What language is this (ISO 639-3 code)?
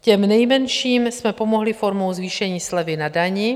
ces